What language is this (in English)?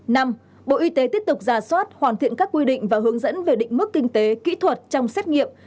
Vietnamese